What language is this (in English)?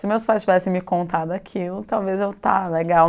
Portuguese